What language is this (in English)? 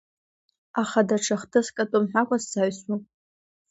Abkhazian